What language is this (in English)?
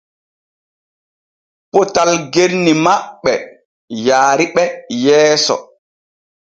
Borgu Fulfulde